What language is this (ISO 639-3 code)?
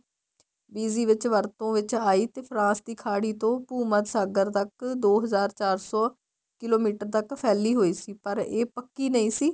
pan